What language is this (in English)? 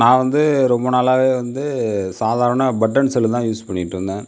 Tamil